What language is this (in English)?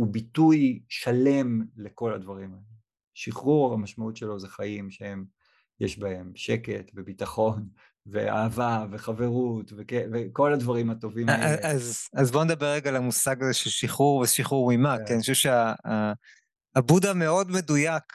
Hebrew